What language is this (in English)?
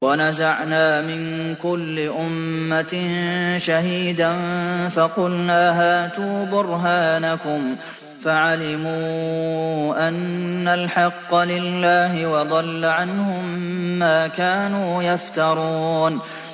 Arabic